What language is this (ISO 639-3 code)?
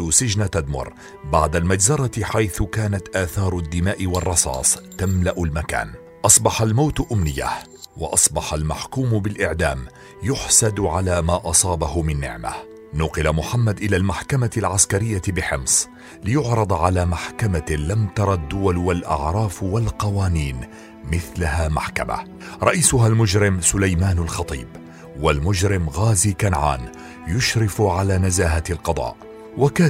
ara